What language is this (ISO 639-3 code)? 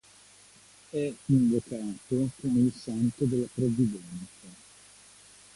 ita